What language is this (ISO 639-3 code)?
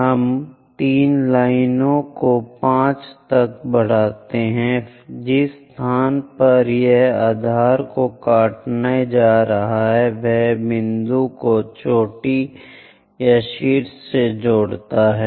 hin